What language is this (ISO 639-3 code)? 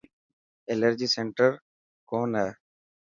mki